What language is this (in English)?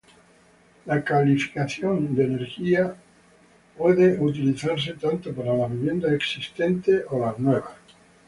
Spanish